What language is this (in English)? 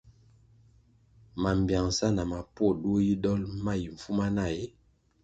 Kwasio